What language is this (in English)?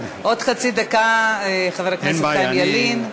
Hebrew